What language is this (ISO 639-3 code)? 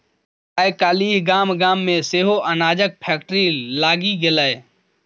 mai